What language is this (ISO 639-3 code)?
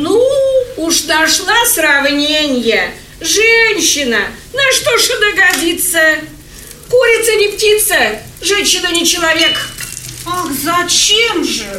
rus